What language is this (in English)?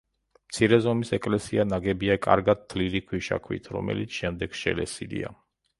Georgian